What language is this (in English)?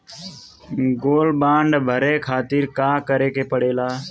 Bhojpuri